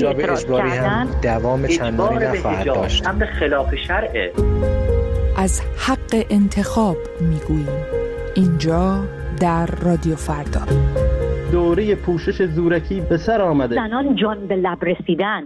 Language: Persian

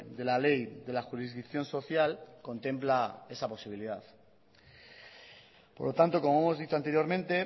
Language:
Spanish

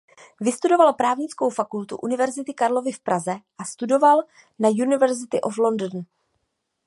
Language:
Czech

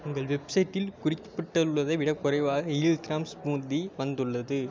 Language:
Tamil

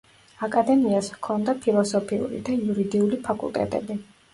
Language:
Georgian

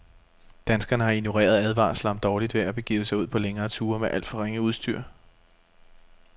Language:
Danish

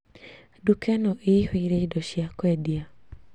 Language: Kikuyu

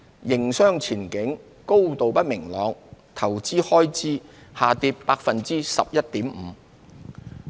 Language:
Cantonese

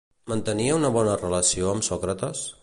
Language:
Catalan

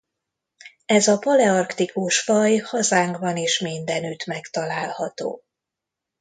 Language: Hungarian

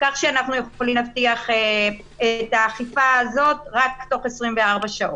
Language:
Hebrew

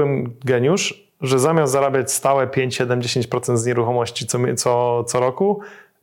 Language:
Polish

